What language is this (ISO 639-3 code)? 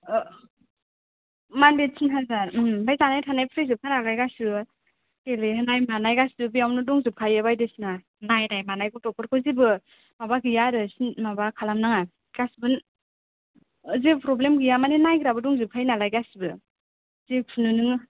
brx